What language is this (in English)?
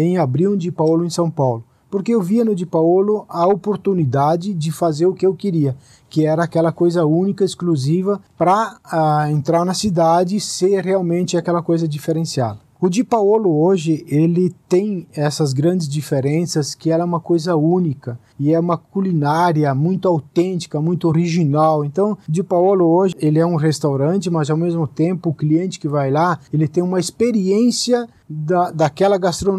Portuguese